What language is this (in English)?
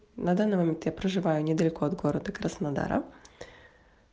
Russian